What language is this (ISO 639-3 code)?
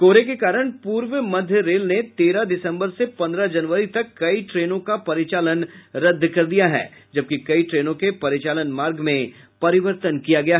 hin